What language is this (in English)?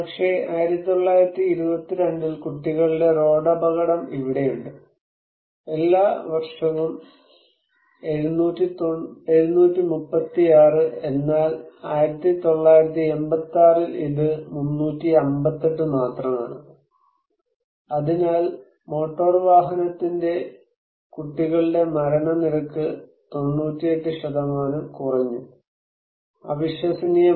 Malayalam